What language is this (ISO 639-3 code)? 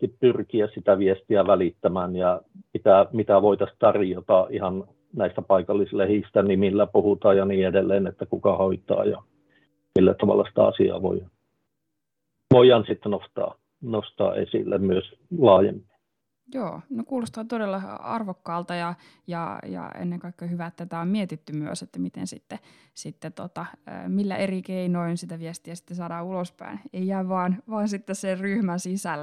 fin